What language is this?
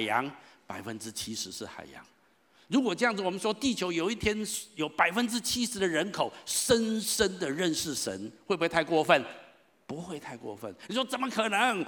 Chinese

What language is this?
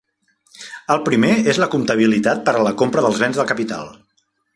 Catalan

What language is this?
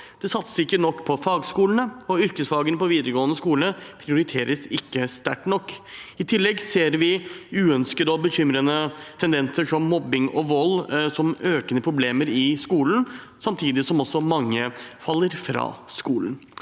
Norwegian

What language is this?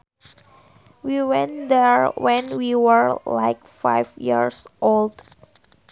Sundanese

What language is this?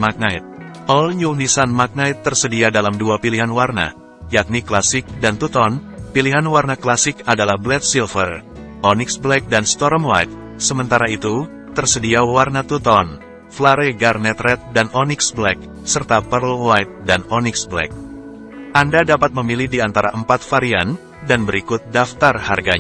Indonesian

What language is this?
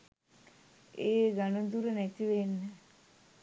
Sinhala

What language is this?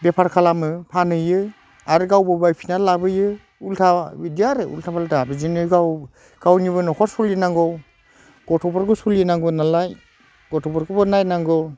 Bodo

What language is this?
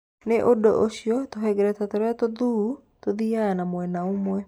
Kikuyu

